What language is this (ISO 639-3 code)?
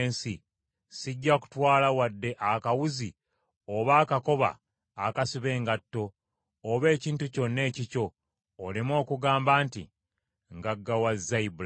lug